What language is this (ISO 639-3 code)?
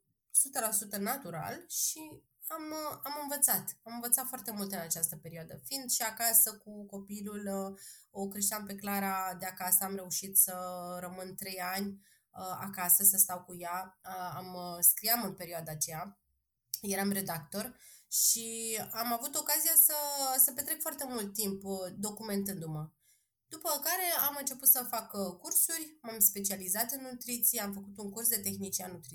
ron